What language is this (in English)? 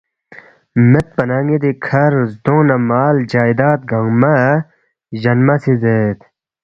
Balti